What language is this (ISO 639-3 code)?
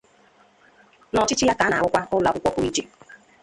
ibo